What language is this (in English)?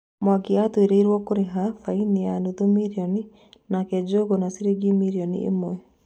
Kikuyu